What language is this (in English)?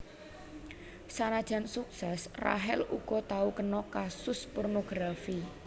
Javanese